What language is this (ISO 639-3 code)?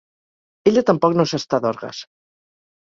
cat